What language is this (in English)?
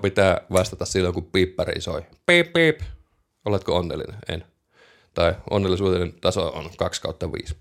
Finnish